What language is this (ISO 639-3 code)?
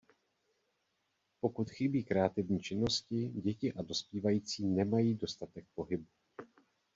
ces